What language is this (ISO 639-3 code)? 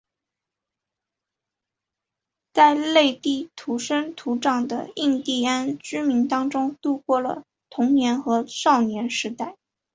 zho